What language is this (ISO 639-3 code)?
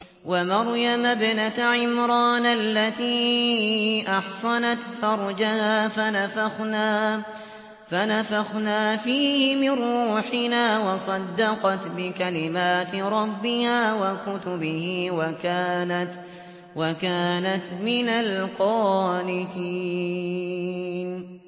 ara